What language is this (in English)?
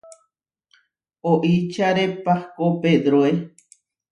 Huarijio